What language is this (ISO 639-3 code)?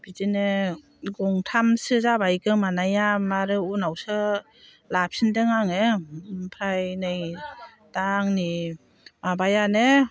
brx